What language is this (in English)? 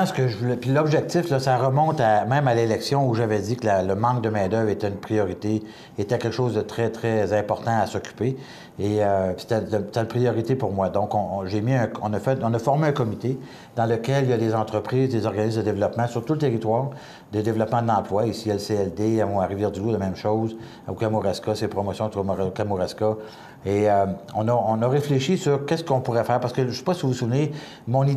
French